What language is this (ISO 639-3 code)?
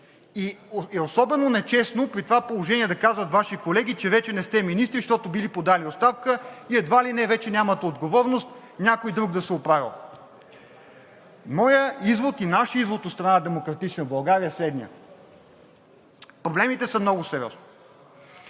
bul